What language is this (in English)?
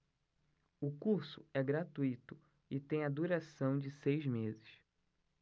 Portuguese